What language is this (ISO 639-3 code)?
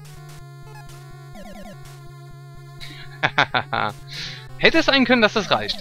deu